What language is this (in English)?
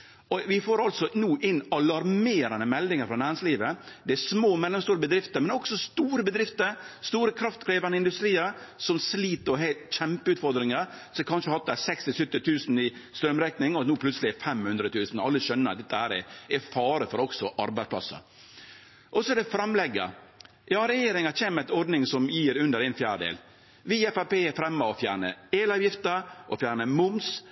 Norwegian Nynorsk